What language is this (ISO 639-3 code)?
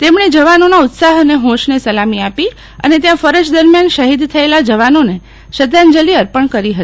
guj